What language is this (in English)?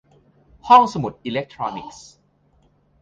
Thai